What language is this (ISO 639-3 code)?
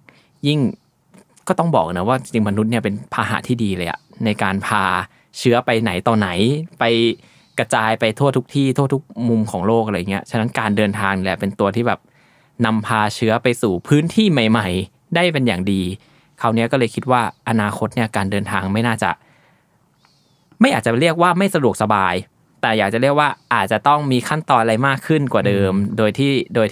tha